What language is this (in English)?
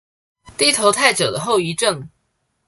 Chinese